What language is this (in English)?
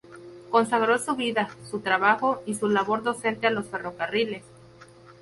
Spanish